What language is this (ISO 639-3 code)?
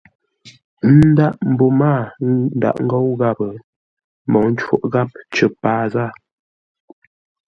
nla